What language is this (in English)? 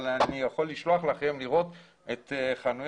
Hebrew